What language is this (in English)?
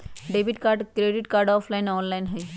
Magahi